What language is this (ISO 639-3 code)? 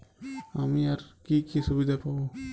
ben